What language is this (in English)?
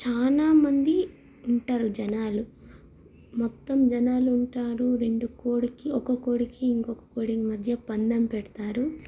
Telugu